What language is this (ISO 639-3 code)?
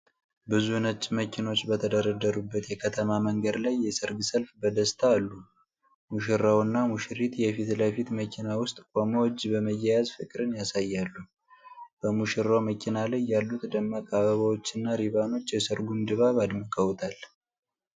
amh